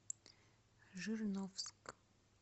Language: Russian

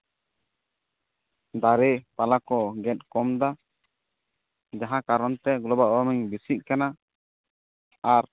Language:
Santali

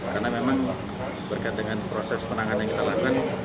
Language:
Indonesian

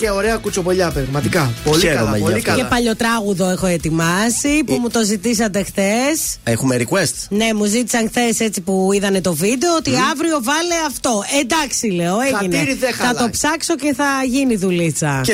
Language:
Greek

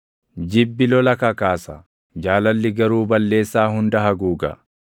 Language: Oromo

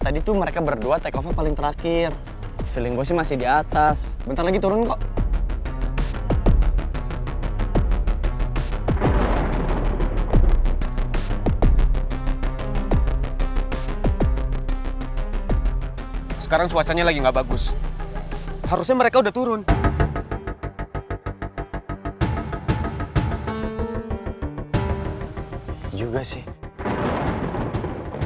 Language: Indonesian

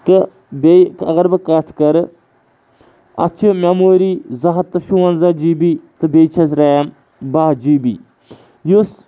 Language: Kashmiri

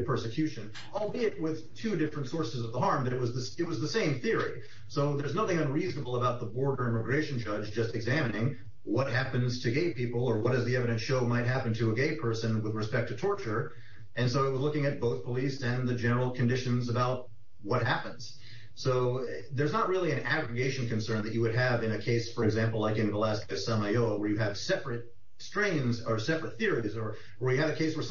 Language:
English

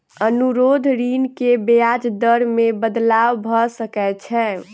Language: Maithili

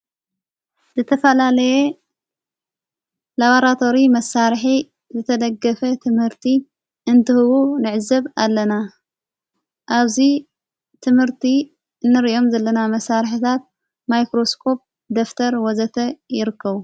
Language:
Tigrinya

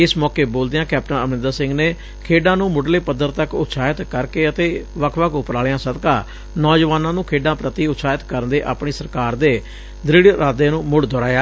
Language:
Punjabi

